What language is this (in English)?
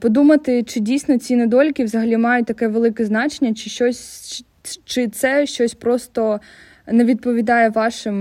Ukrainian